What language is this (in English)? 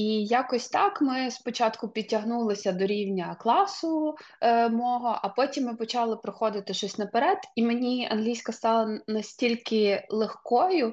Ukrainian